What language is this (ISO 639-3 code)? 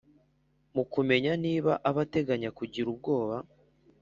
kin